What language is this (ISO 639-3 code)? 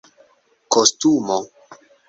epo